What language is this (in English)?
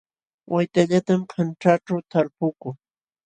Jauja Wanca Quechua